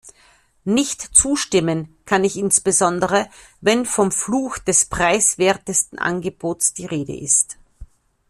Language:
German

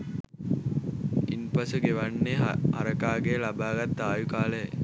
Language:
Sinhala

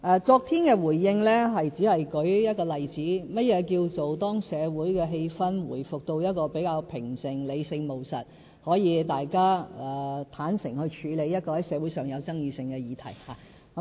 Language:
Cantonese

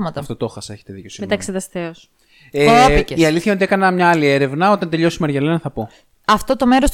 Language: Greek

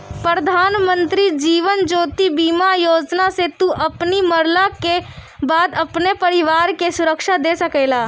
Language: Bhojpuri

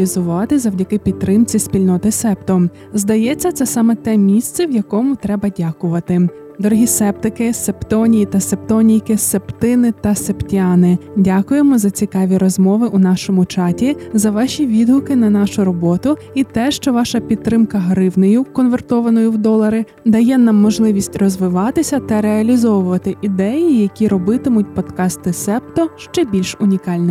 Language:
Ukrainian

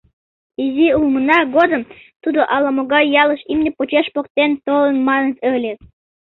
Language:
Mari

